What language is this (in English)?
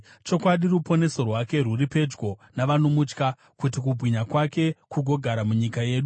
Shona